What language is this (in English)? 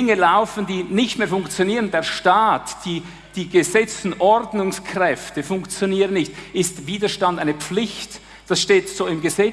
German